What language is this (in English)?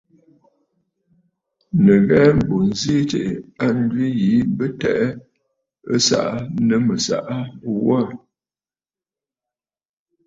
Bafut